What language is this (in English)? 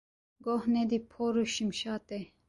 Kurdish